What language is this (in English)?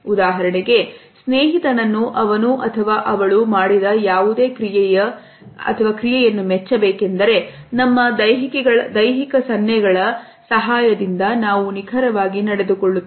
Kannada